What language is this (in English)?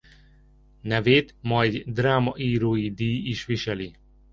Hungarian